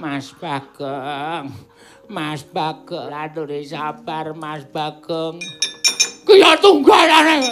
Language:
Indonesian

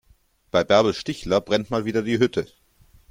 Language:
German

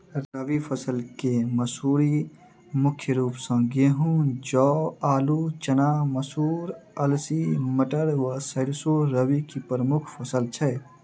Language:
Maithili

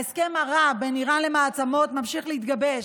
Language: Hebrew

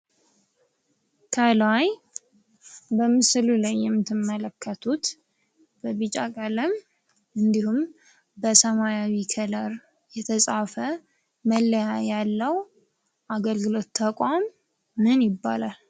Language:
Amharic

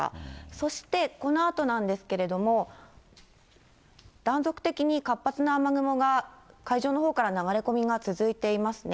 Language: Japanese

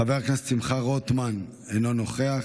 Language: Hebrew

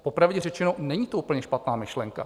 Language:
Czech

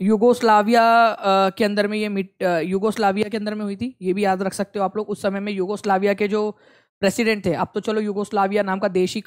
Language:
Hindi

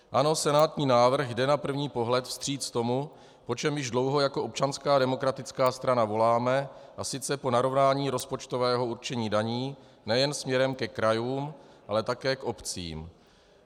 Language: Czech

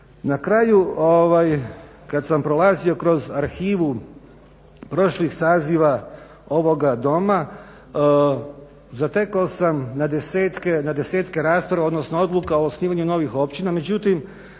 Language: Croatian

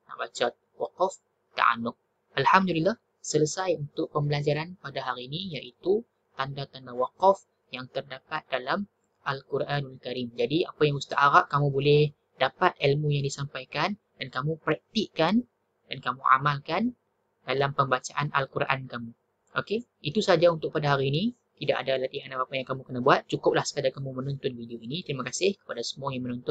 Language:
Malay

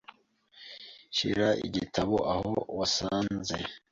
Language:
Kinyarwanda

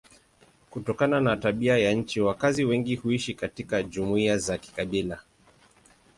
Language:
Swahili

